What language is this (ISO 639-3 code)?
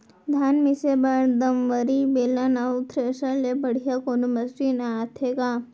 hne